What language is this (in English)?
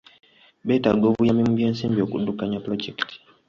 Ganda